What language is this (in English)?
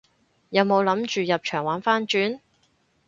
Cantonese